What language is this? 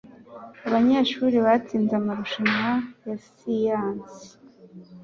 Kinyarwanda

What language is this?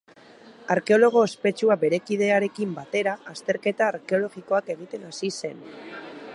Basque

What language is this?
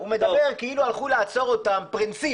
Hebrew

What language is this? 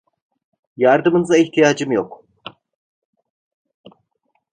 Turkish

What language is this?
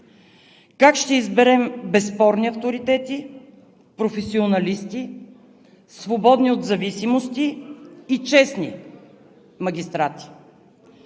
Bulgarian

